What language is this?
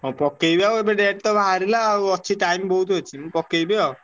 Odia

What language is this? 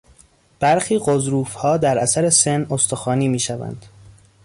Persian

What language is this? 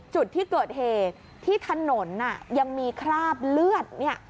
Thai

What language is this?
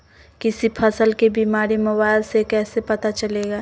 Magahi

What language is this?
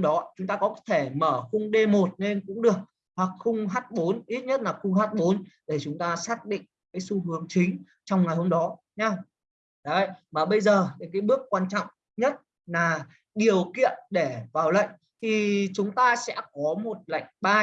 Vietnamese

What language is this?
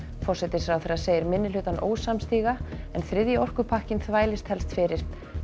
Icelandic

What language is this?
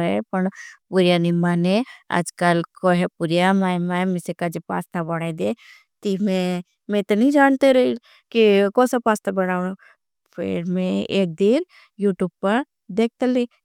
Bhili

